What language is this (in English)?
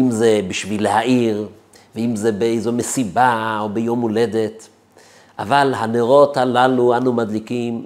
Hebrew